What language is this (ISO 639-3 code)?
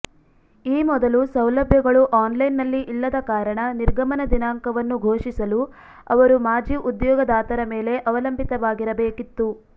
kan